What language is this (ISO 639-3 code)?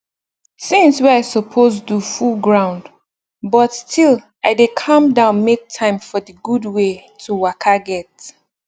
pcm